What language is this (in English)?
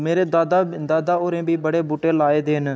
Dogri